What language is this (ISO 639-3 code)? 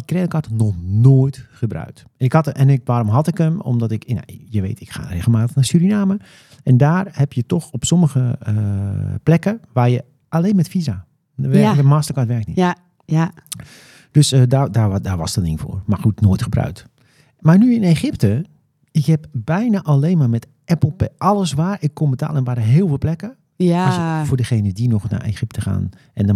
nld